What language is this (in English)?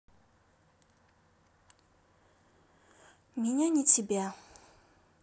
Russian